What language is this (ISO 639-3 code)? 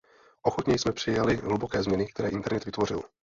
ces